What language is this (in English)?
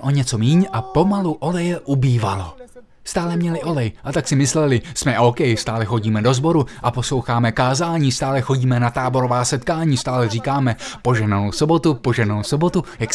Czech